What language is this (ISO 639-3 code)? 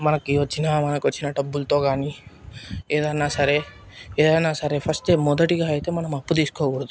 tel